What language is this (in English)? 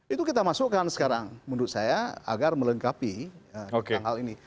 Indonesian